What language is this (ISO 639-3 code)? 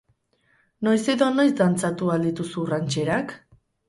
eus